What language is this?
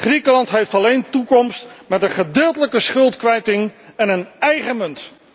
Dutch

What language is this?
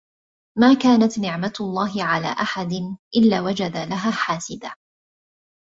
Arabic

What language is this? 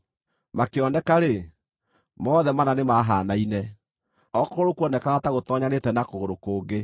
Kikuyu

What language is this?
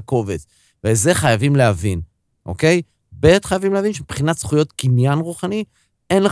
Hebrew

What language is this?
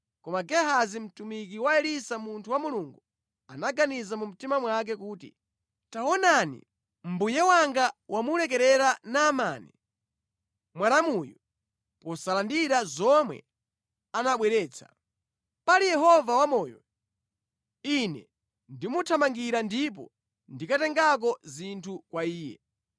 Nyanja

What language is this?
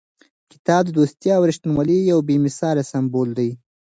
Pashto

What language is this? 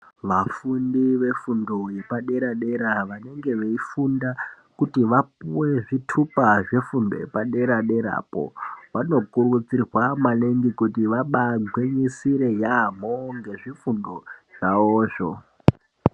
Ndau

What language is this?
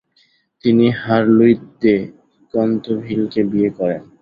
Bangla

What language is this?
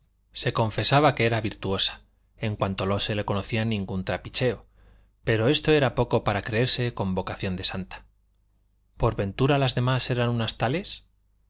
Spanish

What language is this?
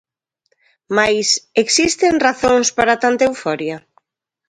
Galician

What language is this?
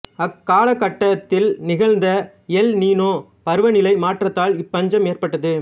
Tamil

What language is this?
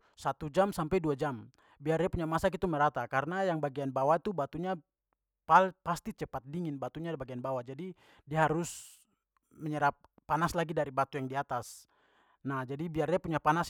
Papuan Malay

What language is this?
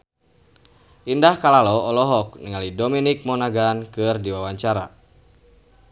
Sundanese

